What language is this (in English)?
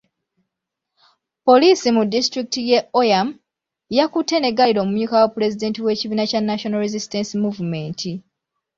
Ganda